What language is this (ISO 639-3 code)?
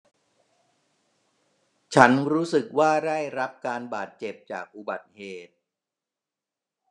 tha